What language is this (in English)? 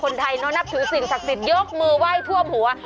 Thai